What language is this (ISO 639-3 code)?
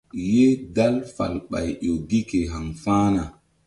mdd